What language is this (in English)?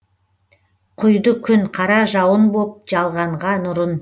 Kazakh